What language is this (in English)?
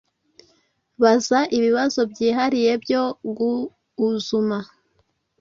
Kinyarwanda